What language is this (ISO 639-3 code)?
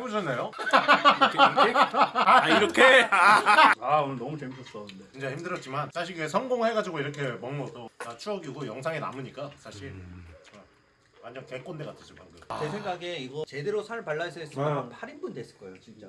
kor